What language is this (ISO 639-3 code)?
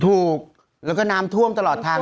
tha